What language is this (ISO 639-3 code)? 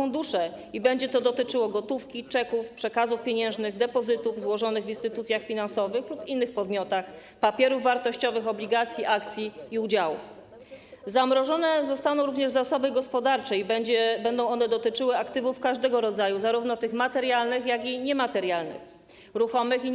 pol